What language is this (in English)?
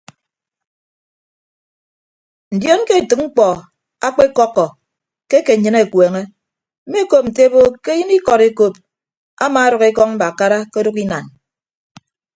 Ibibio